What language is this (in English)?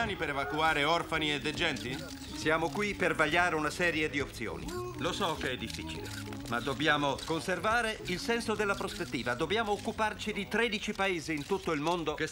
Italian